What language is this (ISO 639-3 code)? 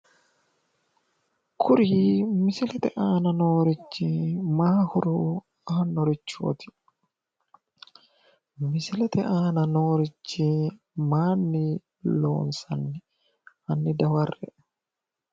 sid